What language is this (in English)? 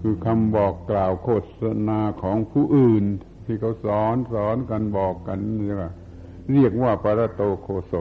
Thai